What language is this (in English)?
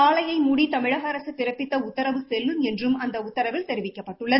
Tamil